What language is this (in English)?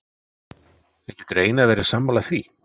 Icelandic